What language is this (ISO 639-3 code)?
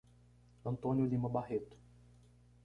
por